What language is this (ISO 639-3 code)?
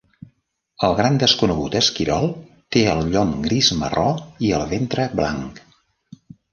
cat